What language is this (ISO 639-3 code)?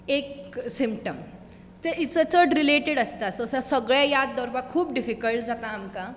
kok